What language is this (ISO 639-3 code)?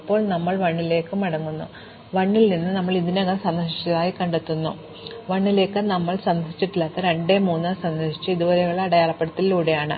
mal